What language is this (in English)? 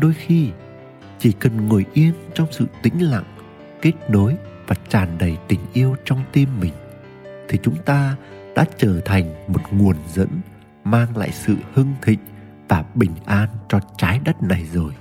Vietnamese